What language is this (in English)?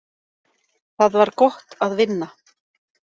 Icelandic